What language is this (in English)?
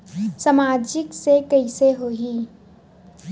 Chhattisgarhi